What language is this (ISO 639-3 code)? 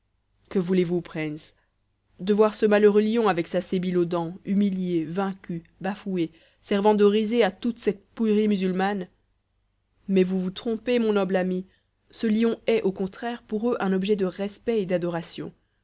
fra